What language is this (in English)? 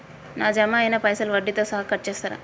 Telugu